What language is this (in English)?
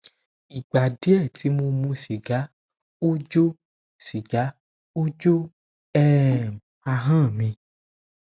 Yoruba